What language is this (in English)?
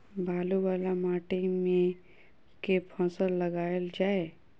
Maithili